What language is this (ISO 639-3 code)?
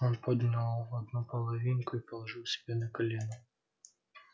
rus